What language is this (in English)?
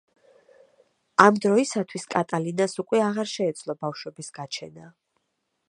Georgian